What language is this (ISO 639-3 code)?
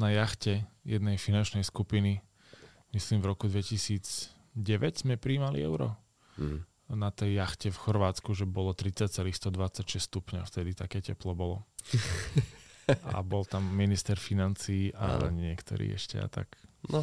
slk